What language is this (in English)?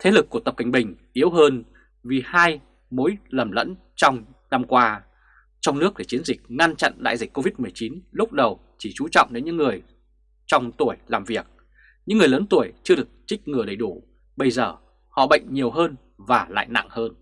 Vietnamese